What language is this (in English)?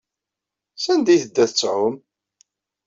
Kabyle